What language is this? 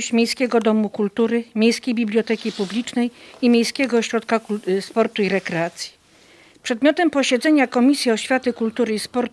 Polish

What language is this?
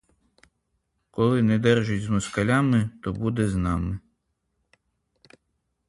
Ukrainian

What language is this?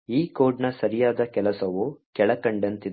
Kannada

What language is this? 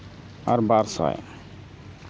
Santali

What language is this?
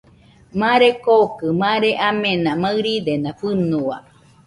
Nüpode Huitoto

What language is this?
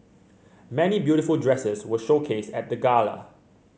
English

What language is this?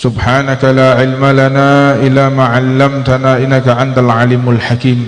Indonesian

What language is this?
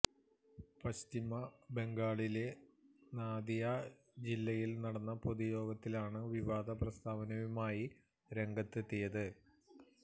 Malayalam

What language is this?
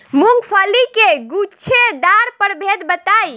Bhojpuri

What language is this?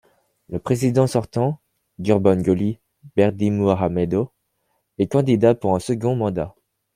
French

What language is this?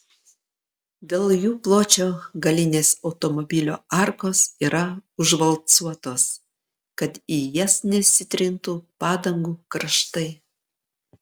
Lithuanian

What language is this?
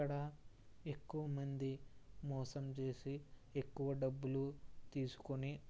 Telugu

